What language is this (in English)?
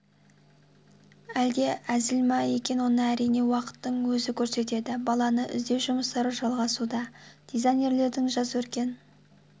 Kazakh